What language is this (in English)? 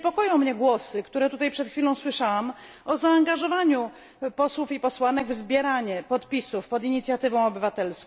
Polish